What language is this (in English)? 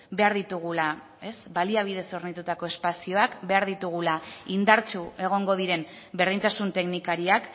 Basque